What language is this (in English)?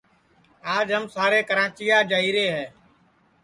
Sansi